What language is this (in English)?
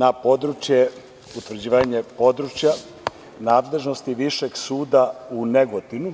Serbian